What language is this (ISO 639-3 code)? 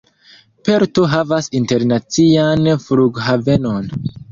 epo